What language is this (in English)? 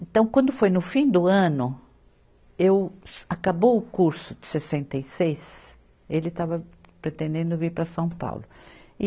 Portuguese